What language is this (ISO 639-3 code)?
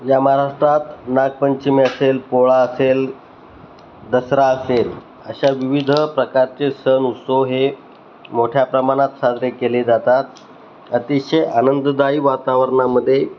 mar